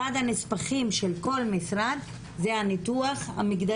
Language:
Hebrew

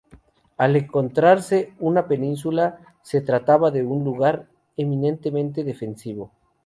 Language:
Spanish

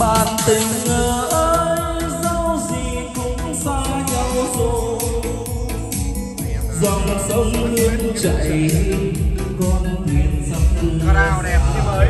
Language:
Vietnamese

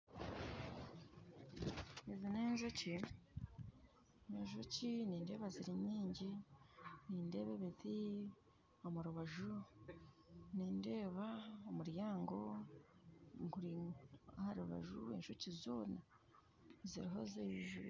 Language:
Nyankole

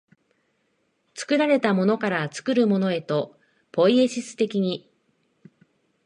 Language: Japanese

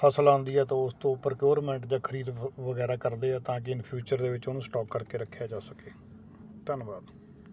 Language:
Punjabi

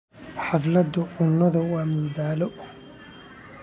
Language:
Somali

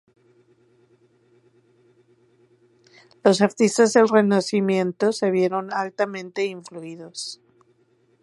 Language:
Spanish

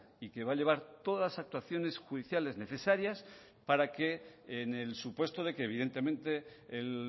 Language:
Spanish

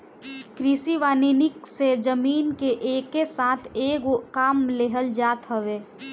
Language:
Bhojpuri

